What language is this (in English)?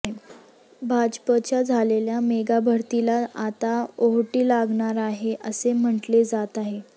Marathi